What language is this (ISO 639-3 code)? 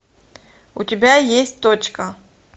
rus